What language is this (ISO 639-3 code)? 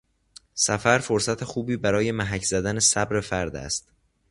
fas